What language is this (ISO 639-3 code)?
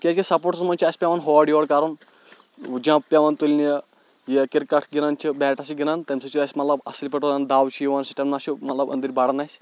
kas